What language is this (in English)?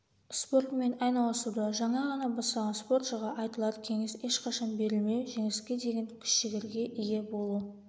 Kazakh